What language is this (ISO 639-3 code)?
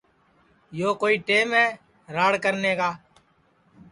ssi